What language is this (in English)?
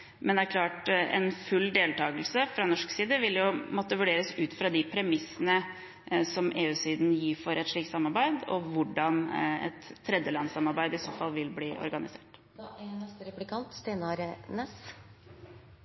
Norwegian Bokmål